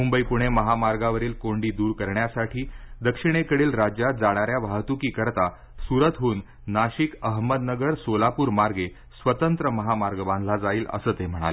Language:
Marathi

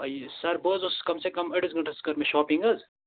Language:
Kashmiri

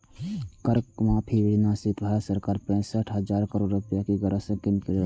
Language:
Maithili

